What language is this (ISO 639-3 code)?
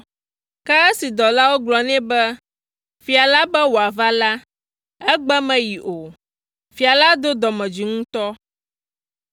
ewe